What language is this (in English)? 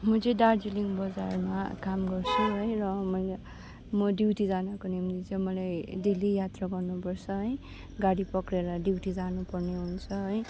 Nepali